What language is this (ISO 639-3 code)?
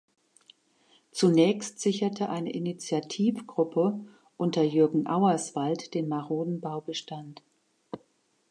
deu